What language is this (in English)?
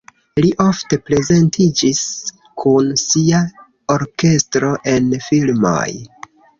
Esperanto